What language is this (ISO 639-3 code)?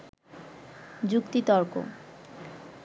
ben